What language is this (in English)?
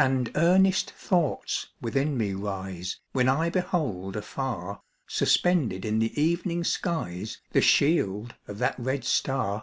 English